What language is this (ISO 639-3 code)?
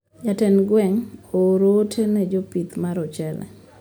luo